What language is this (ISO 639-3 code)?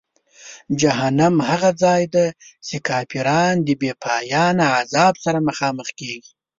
pus